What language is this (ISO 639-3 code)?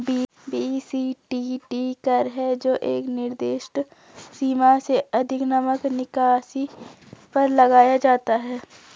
hin